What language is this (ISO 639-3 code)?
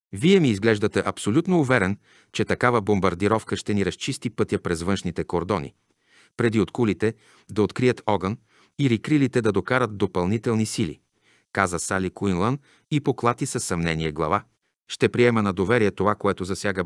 bul